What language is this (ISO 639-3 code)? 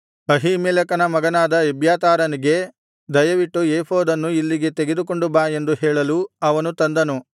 kan